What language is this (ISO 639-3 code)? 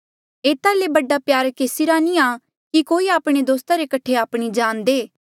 mjl